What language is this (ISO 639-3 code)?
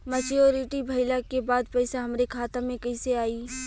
bho